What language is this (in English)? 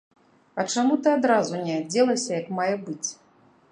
Belarusian